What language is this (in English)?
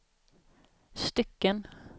Swedish